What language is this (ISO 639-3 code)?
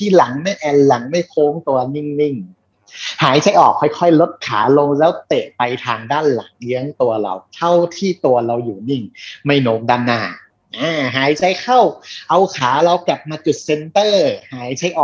tha